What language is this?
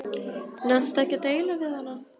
Icelandic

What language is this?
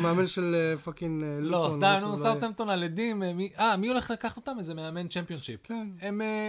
Hebrew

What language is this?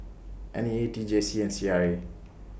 English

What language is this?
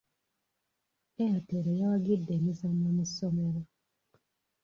Ganda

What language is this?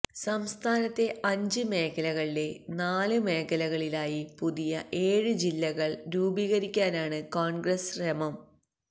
Malayalam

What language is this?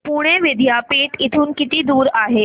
Marathi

